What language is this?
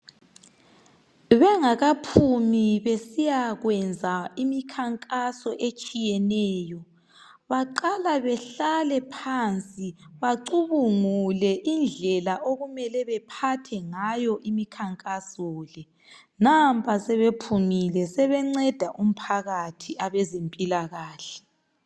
North Ndebele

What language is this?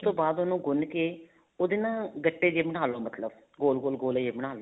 Punjabi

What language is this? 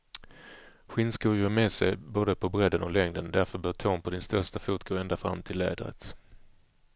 Swedish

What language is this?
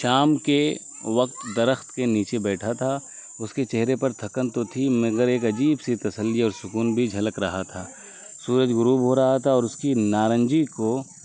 Urdu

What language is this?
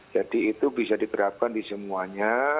Indonesian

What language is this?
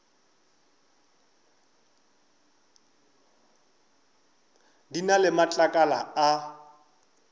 Northern Sotho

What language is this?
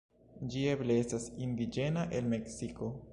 Esperanto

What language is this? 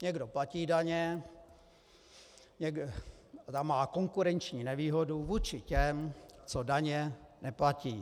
Czech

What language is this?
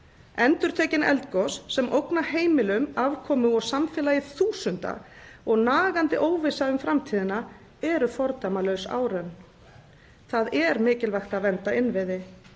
Icelandic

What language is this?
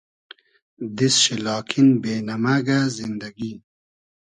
Hazaragi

